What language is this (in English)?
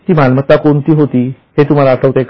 Marathi